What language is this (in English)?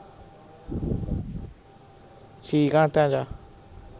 Punjabi